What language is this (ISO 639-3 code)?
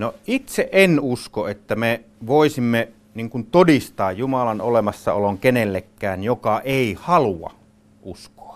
fin